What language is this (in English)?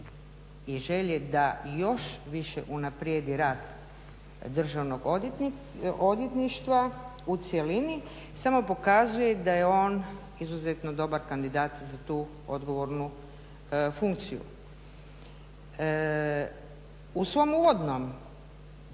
Croatian